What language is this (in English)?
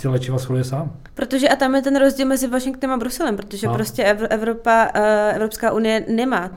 Czech